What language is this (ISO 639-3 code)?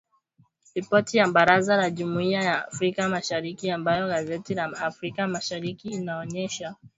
swa